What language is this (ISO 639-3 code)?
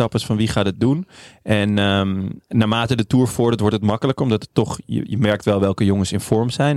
nld